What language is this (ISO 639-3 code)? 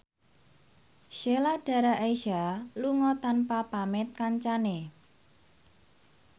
jav